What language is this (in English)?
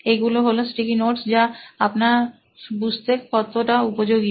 Bangla